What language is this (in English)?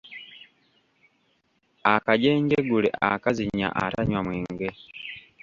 Ganda